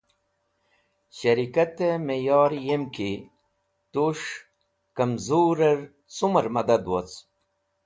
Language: Wakhi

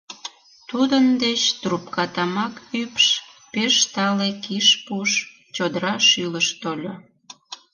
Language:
Mari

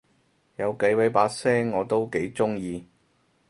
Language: Cantonese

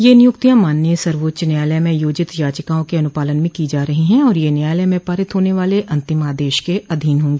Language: Hindi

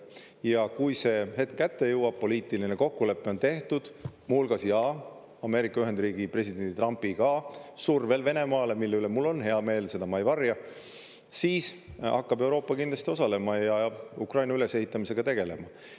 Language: Estonian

